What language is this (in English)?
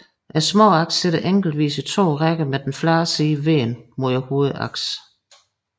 Danish